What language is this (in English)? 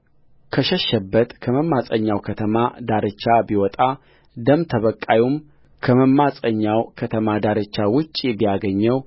Amharic